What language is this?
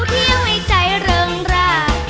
Thai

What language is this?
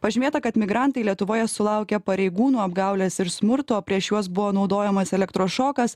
Lithuanian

